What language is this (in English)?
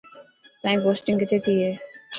Dhatki